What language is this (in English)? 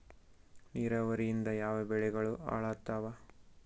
Kannada